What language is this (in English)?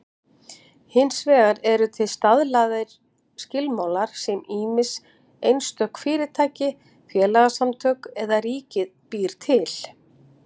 Icelandic